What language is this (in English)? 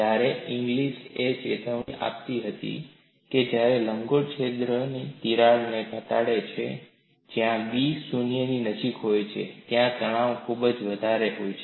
Gujarati